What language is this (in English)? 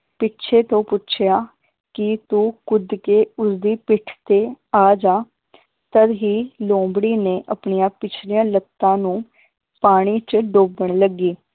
Punjabi